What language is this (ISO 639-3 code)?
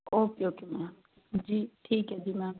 pan